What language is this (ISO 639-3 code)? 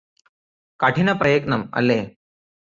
mal